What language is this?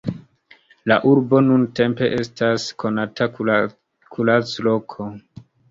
Esperanto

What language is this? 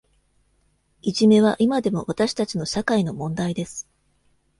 Japanese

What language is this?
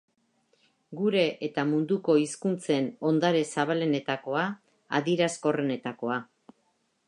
Basque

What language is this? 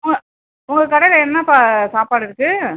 Tamil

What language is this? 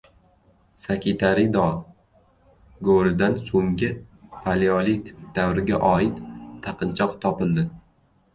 Uzbek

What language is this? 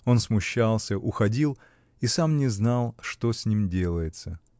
Russian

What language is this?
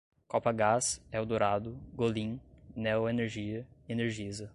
Portuguese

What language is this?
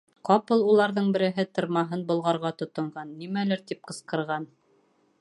Bashkir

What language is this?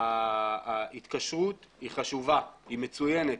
Hebrew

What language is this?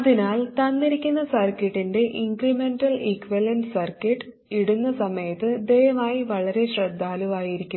Malayalam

